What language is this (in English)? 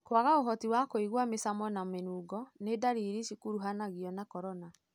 Kikuyu